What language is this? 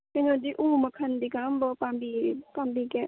Manipuri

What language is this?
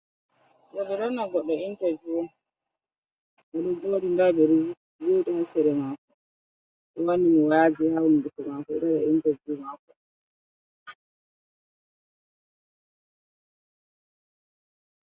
Fula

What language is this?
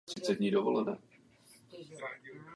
Czech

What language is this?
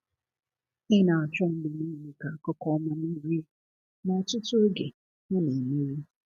Igbo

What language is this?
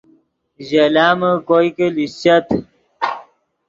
Yidgha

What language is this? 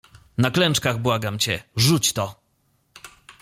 Polish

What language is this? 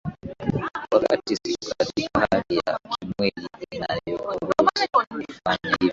Swahili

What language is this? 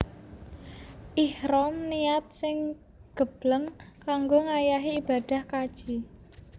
Javanese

